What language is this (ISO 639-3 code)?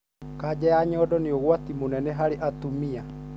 kik